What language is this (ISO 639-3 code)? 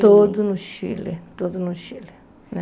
por